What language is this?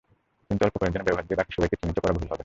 Bangla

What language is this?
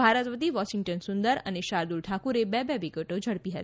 Gujarati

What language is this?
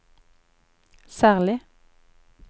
Norwegian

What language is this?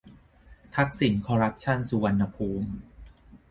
Thai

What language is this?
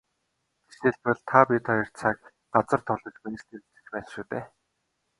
Mongolian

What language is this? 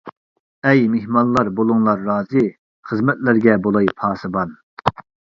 Uyghur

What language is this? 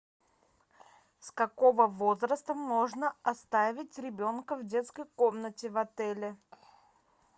Russian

